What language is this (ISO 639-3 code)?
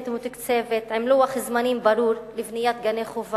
heb